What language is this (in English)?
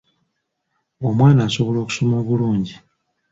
Ganda